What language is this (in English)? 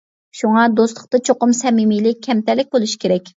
Uyghur